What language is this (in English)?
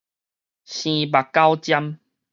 Min Nan Chinese